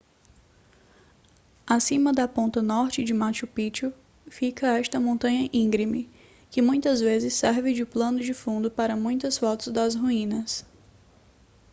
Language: Portuguese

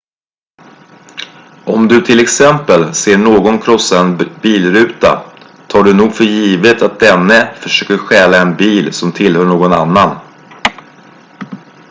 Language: Swedish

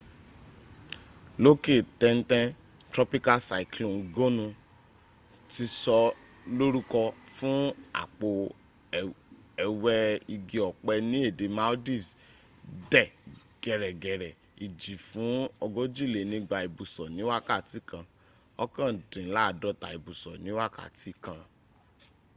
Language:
Yoruba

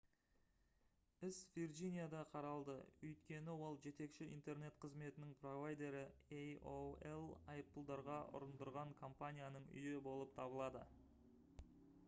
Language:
Kazakh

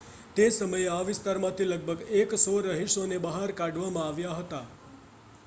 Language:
Gujarati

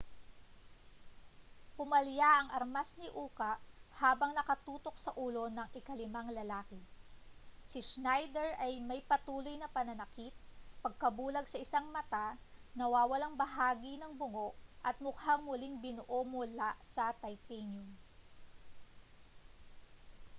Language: Filipino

